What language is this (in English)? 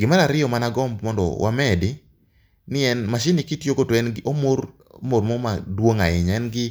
Luo (Kenya and Tanzania)